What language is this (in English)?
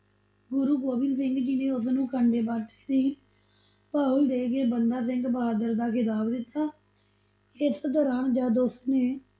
Punjabi